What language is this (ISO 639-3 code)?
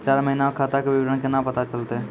mai